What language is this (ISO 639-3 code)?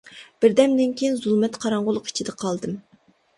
uig